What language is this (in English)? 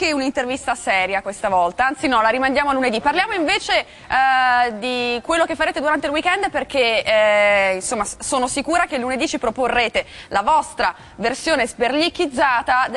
Italian